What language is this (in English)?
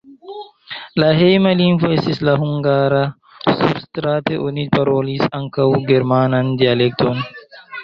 Esperanto